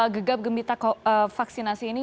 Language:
Indonesian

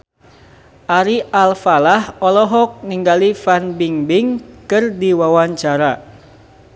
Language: Sundanese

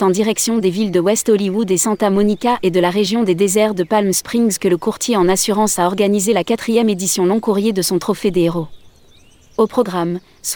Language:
French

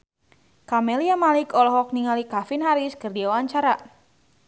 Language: Sundanese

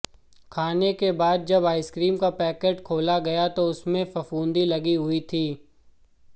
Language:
Hindi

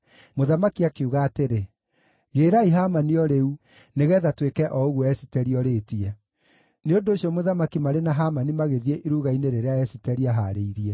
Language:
Kikuyu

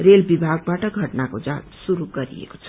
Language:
Nepali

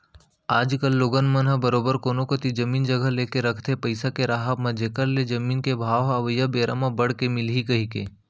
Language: Chhattisgarhi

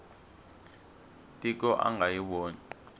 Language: Tsonga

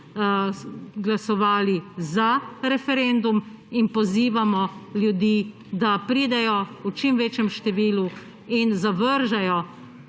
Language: Slovenian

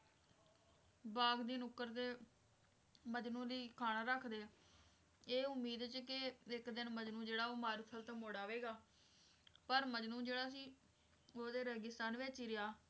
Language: Punjabi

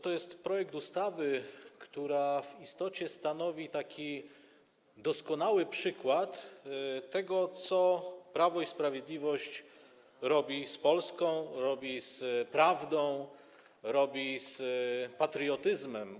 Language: Polish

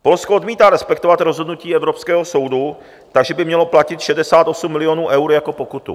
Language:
Czech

